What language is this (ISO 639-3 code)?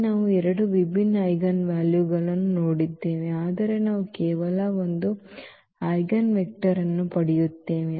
kan